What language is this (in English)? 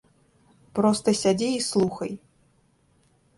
Belarusian